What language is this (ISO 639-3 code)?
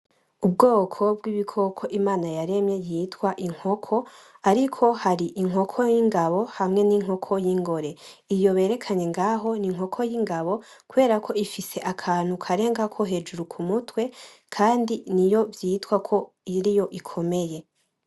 run